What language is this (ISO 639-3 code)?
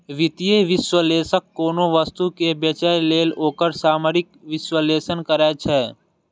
mai